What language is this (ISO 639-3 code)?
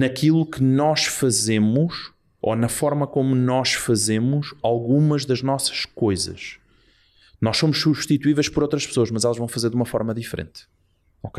por